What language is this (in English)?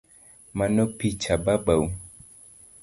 Luo (Kenya and Tanzania)